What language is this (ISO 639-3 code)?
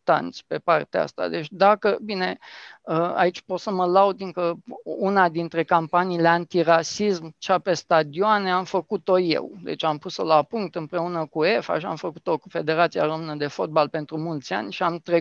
ron